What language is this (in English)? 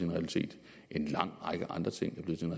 Danish